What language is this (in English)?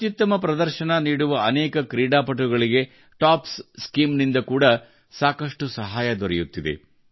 Kannada